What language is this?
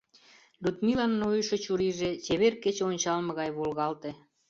Mari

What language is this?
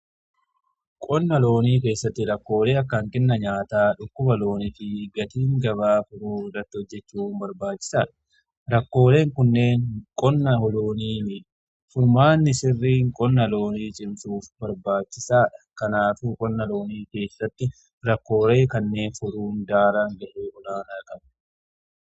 Oromo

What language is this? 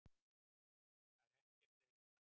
Icelandic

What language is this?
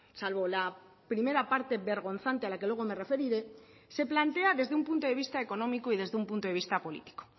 Spanish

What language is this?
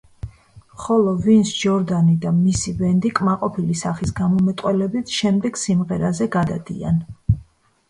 Georgian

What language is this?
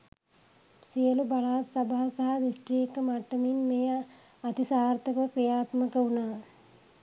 Sinhala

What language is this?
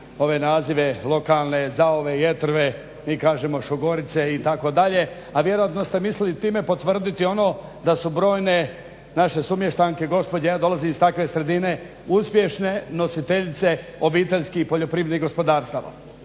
Croatian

